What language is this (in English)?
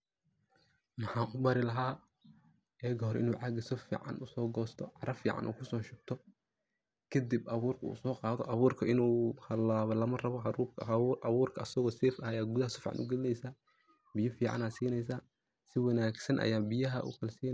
Somali